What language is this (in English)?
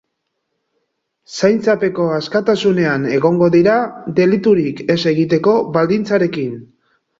Basque